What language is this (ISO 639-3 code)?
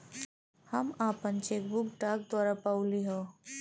bho